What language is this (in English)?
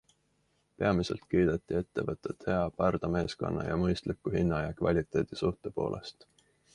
Estonian